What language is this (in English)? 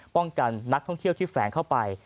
Thai